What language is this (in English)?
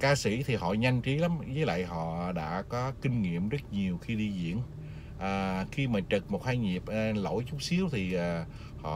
Vietnamese